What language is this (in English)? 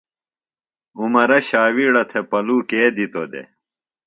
Phalura